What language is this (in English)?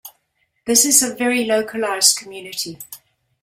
English